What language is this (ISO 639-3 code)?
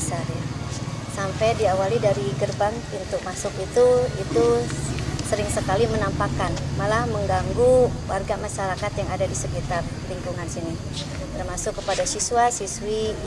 ind